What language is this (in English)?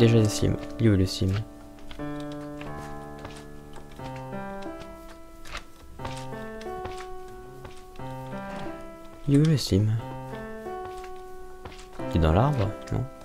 French